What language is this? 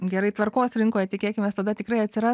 Lithuanian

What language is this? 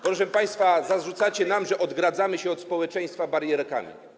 Polish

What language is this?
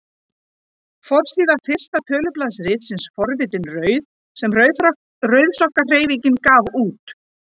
Icelandic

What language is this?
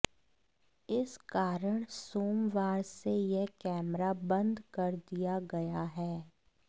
Hindi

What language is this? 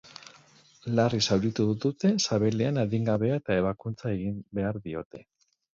Basque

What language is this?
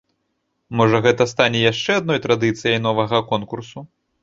Belarusian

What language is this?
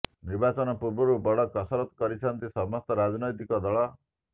Odia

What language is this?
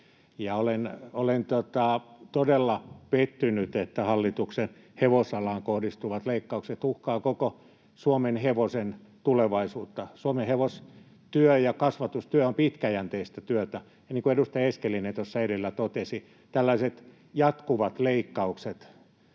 Finnish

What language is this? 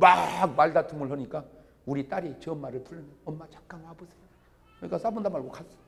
Korean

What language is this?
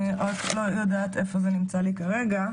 Hebrew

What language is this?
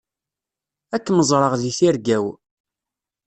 Kabyle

